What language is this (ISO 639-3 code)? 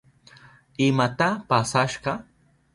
qup